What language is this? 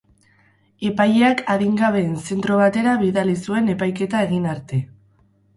Basque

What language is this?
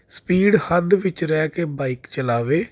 Punjabi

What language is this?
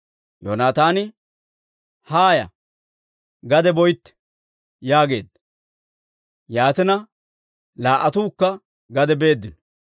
Dawro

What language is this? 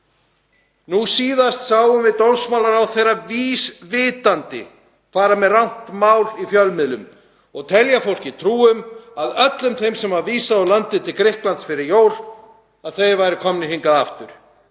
Icelandic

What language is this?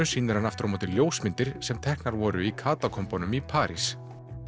Icelandic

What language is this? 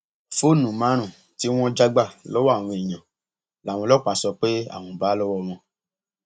Yoruba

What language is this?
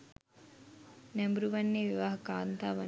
Sinhala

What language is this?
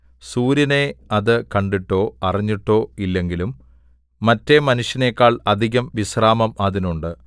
Malayalam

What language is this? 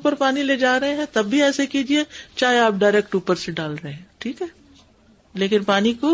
Urdu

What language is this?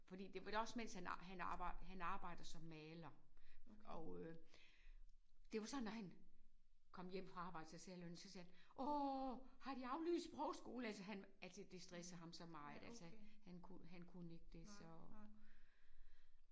Danish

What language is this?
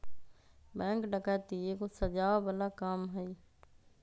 Magahi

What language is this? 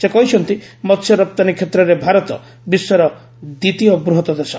Odia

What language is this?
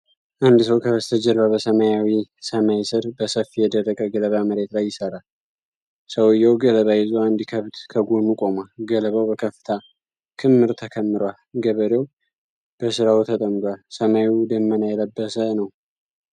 Amharic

